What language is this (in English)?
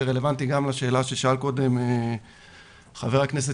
Hebrew